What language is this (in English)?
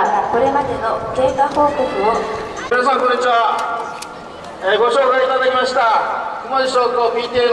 Japanese